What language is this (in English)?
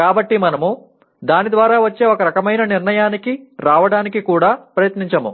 Telugu